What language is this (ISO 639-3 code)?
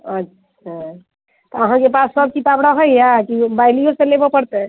mai